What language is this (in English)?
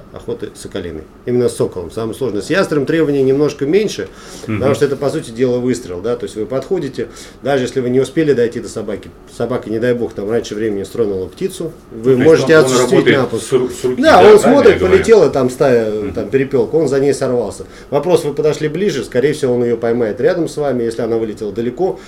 Russian